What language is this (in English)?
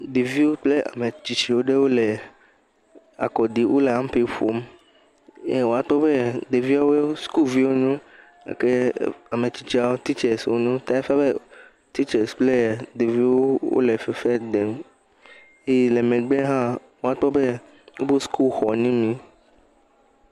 Ewe